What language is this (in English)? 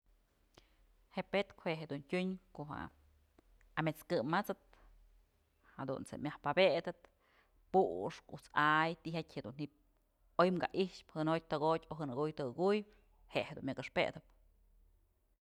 Mazatlán Mixe